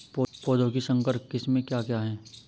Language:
Hindi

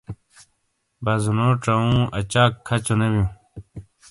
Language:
Shina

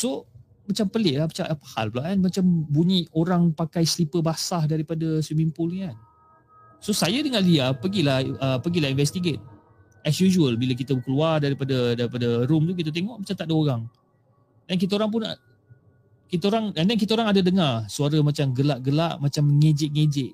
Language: Malay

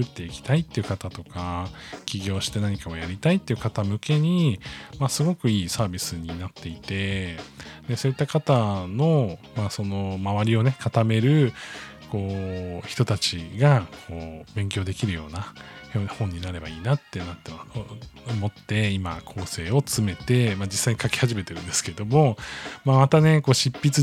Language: Japanese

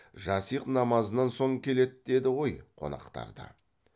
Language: Kazakh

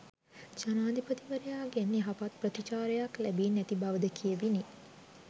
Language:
Sinhala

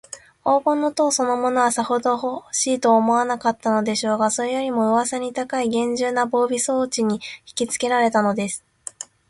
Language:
Japanese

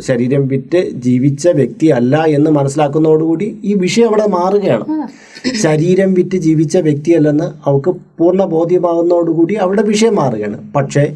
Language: Malayalam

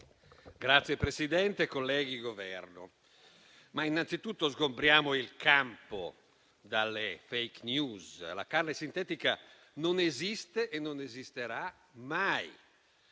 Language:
Italian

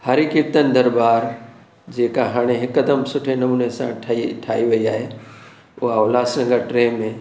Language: Sindhi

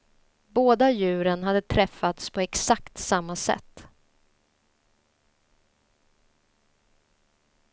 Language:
Swedish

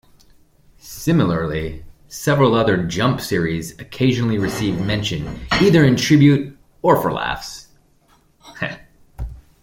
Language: English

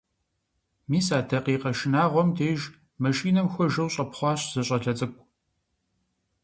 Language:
Kabardian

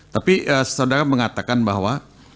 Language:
Indonesian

